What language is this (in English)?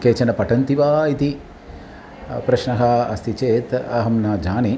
Sanskrit